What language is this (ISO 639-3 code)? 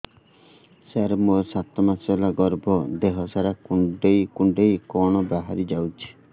ori